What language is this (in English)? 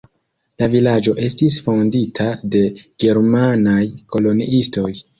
Esperanto